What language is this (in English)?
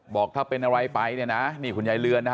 Thai